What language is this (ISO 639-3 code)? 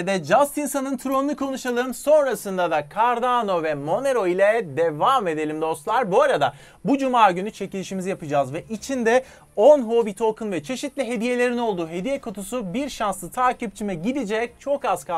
tur